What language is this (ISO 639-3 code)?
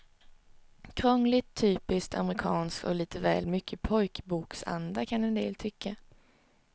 swe